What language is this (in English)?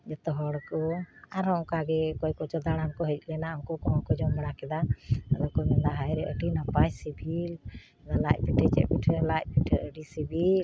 Santali